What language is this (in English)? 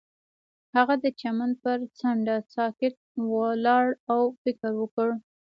Pashto